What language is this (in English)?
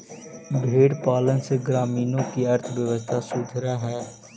Magahi